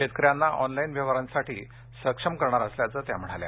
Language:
Marathi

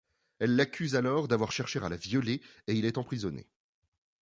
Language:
French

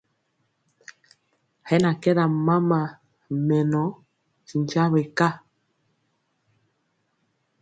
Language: Mpiemo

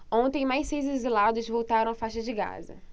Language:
Portuguese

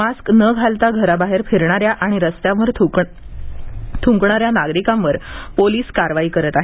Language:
Marathi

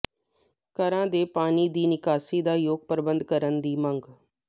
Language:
Punjabi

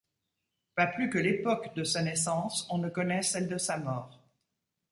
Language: French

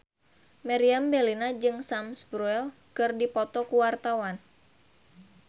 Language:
Sundanese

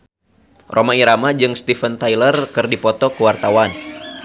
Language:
Sundanese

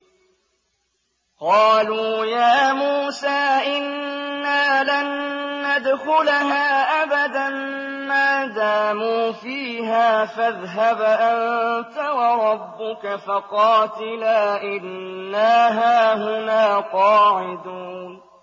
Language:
Arabic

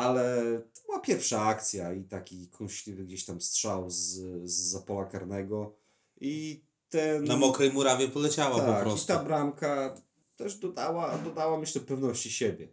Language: Polish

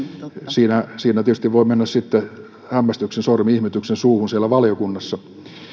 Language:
Finnish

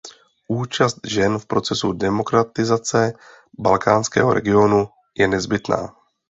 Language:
Czech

